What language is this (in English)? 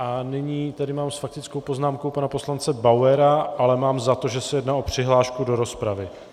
Czech